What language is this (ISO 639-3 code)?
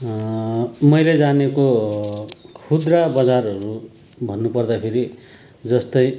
nep